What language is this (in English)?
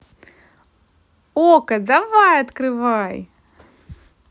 Russian